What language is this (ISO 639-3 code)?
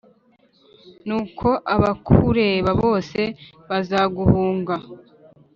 kin